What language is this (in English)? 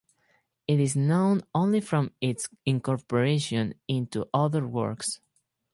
English